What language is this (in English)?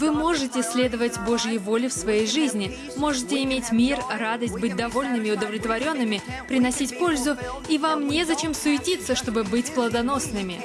Russian